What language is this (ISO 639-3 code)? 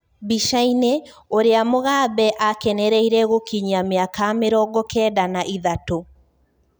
kik